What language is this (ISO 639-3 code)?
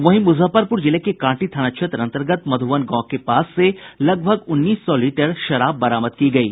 hin